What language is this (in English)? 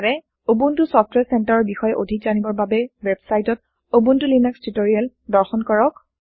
Assamese